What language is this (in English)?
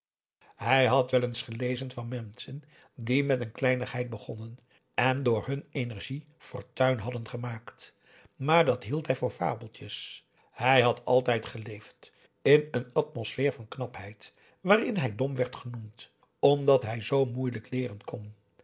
Dutch